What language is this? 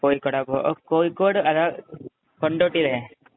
Malayalam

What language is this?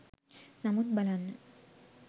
Sinhala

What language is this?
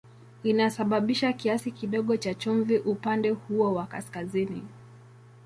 Swahili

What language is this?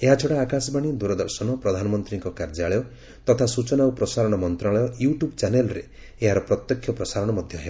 Odia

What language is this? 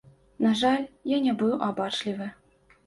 Belarusian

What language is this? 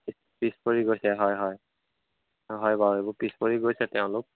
Assamese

